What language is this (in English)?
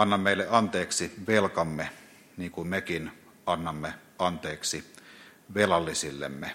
Finnish